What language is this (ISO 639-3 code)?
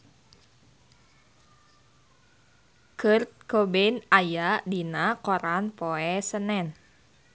sun